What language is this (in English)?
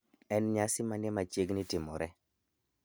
Luo (Kenya and Tanzania)